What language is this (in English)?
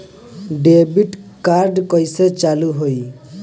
Bhojpuri